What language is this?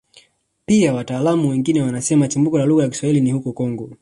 Swahili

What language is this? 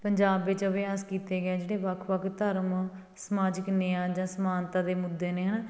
Punjabi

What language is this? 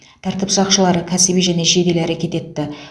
Kazakh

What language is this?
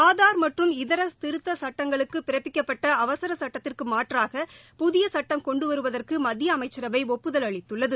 Tamil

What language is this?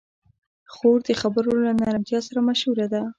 Pashto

